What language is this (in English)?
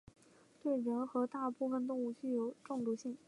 Chinese